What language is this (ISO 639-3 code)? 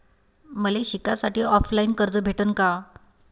mar